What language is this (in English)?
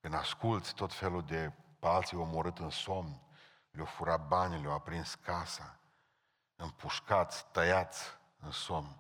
Romanian